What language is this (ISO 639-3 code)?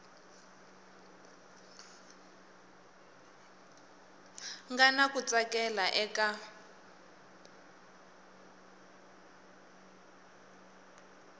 tso